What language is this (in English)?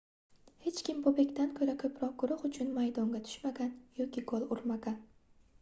Uzbek